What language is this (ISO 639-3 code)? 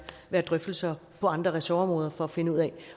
dan